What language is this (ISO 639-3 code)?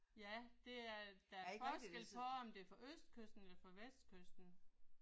dan